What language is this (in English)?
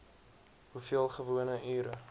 Afrikaans